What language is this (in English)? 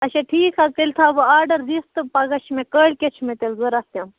Kashmiri